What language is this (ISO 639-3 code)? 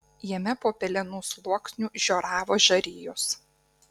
lit